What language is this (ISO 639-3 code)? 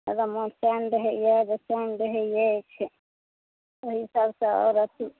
mai